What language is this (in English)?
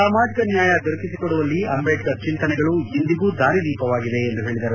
Kannada